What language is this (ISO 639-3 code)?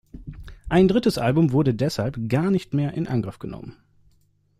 deu